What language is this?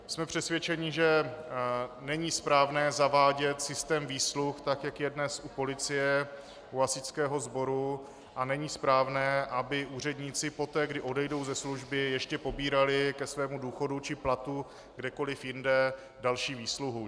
Czech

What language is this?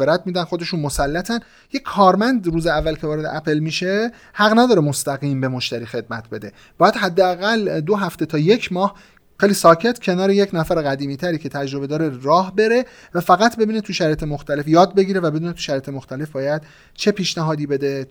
Persian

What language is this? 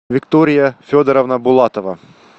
Russian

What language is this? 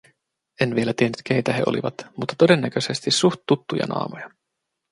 Finnish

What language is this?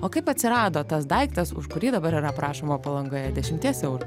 Lithuanian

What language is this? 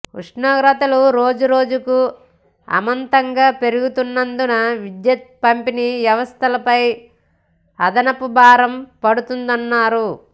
Telugu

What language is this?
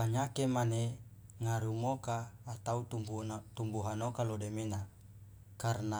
Loloda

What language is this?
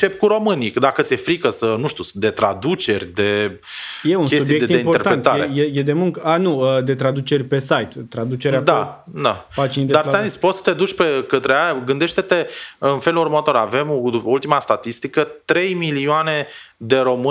Romanian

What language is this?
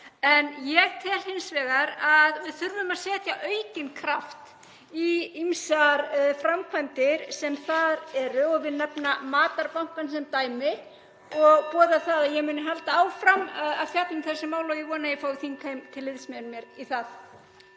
Icelandic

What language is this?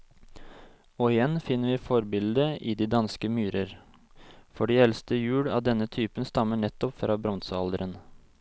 Norwegian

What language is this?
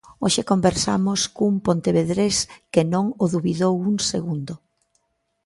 Galician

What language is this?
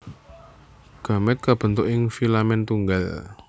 Javanese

